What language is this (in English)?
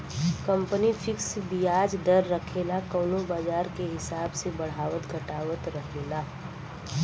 Bhojpuri